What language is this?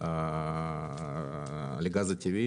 Hebrew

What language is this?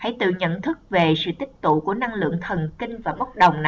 Vietnamese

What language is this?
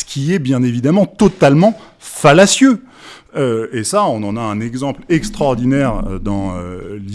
French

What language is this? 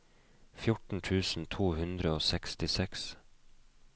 Norwegian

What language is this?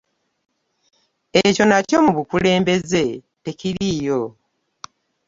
Ganda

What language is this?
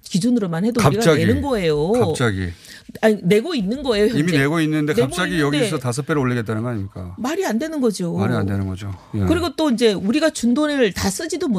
Korean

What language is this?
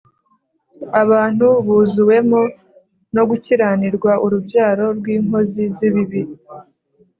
Kinyarwanda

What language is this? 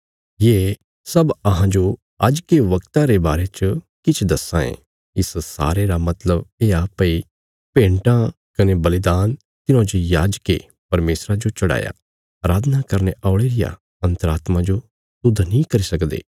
Bilaspuri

